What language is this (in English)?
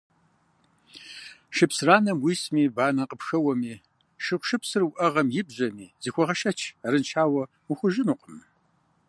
Kabardian